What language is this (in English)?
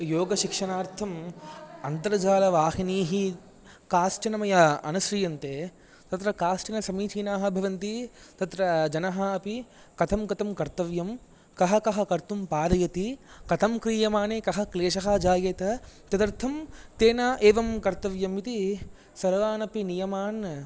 Sanskrit